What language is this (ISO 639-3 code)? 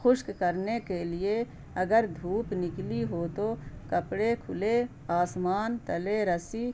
urd